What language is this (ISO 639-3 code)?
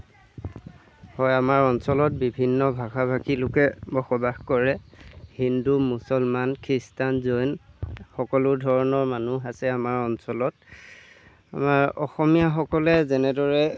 asm